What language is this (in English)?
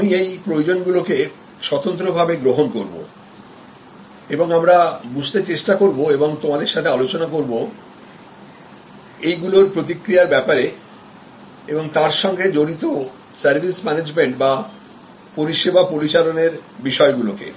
Bangla